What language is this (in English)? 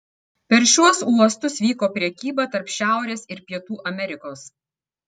Lithuanian